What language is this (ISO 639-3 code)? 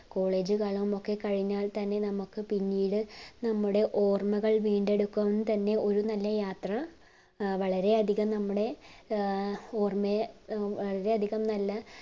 mal